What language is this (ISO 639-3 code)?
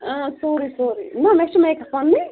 kas